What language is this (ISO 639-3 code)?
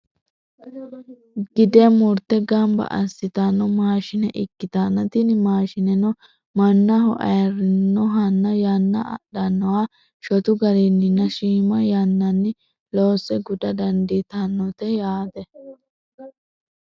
sid